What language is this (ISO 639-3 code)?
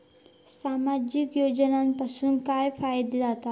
mar